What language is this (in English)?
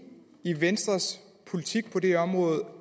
Danish